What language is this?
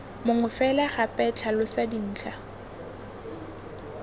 Tswana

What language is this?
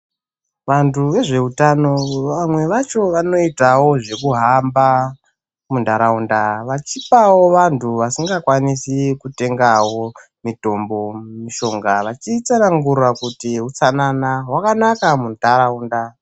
Ndau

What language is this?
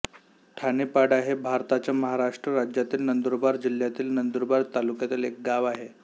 Marathi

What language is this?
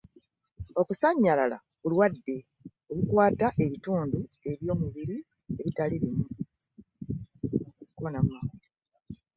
Ganda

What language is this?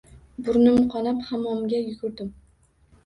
Uzbek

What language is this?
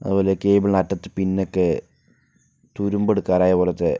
Malayalam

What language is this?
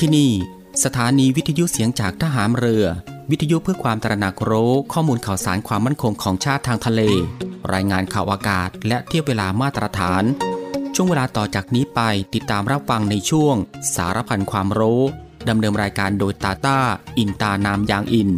Thai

